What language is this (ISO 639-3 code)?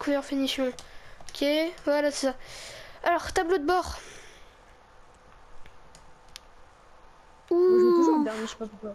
fra